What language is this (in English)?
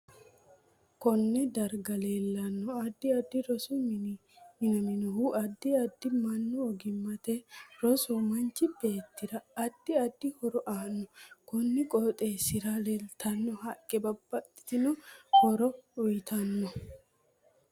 Sidamo